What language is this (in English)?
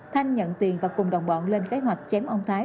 Vietnamese